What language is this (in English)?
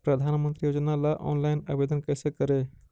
Magahi